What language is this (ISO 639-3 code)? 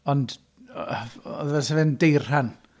cym